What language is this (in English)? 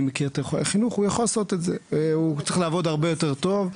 Hebrew